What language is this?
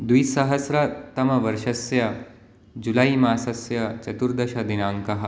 Sanskrit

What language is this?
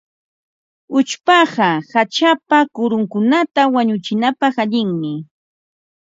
Ambo-Pasco Quechua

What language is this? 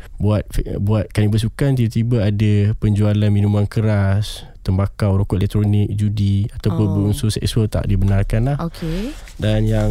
Malay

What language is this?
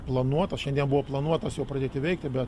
Lithuanian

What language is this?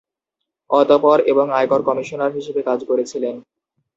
Bangla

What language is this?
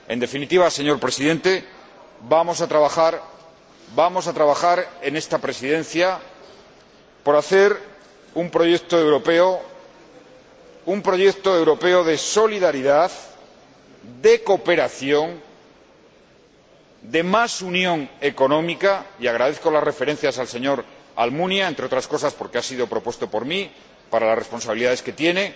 Spanish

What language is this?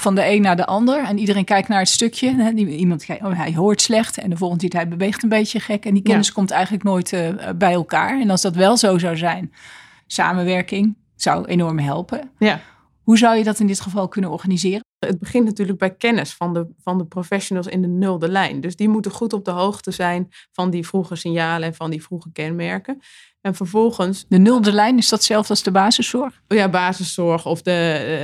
Dutch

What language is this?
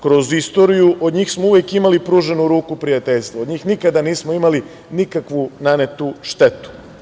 Serbian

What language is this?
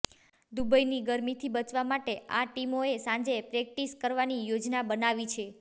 Gujarati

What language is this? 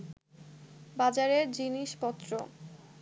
Bangla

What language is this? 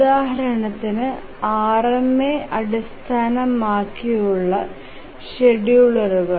Malayalam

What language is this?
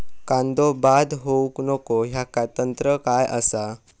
Marathi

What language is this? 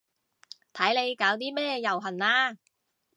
Cantonese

